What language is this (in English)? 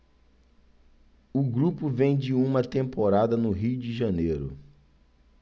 Portuguese